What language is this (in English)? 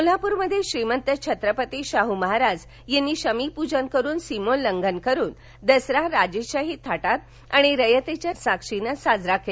Marathi